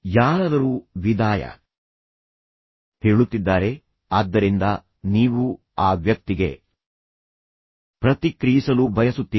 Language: Kannada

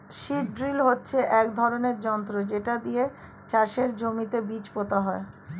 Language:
Bangla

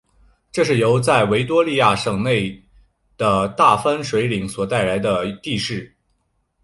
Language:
Chinese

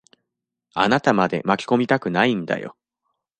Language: Japanese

